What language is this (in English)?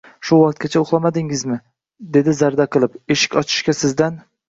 Uzbek